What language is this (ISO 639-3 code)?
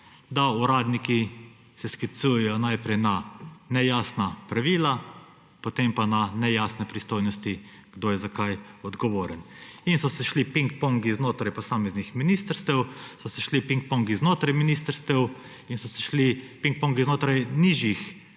slv